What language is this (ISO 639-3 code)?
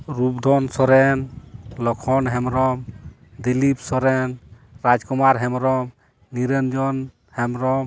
sat